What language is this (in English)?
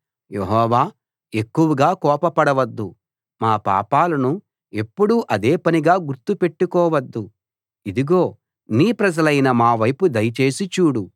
Telugu